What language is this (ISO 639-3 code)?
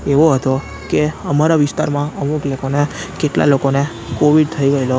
guj